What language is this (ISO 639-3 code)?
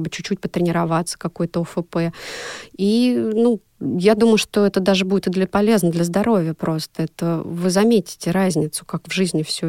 rus